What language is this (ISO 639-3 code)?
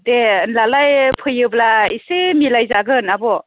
brx